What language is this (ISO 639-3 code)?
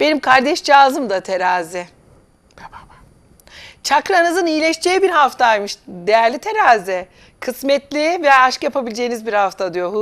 tur